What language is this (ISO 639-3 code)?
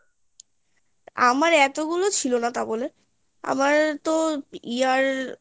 ben